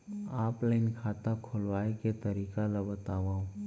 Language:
Chhattisgarhi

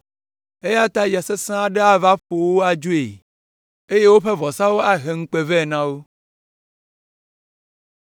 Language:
Ewe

